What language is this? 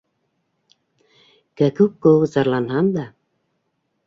Bashkir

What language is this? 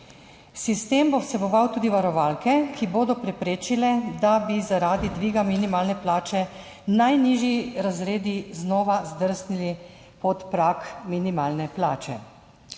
Slovenian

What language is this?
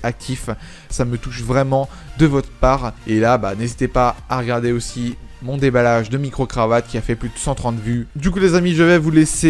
French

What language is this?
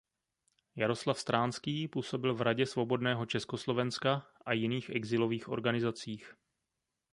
Czech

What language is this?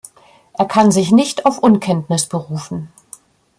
German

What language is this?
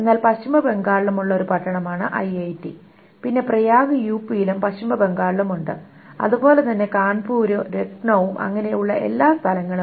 Malayalam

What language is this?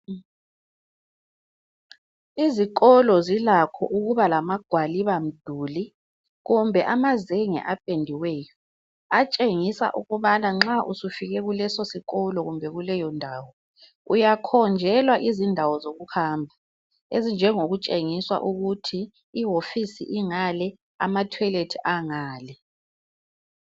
North Ndebele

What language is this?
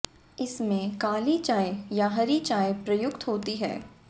Hindi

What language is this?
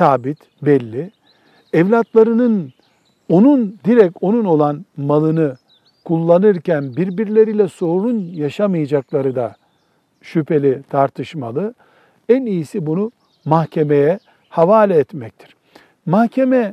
Turkish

